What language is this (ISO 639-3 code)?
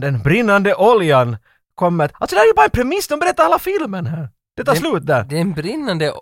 swe